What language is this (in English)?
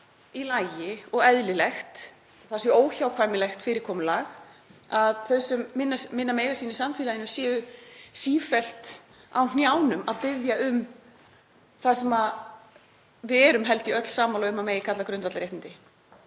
Icelandic